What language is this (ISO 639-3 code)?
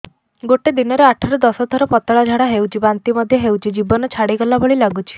ori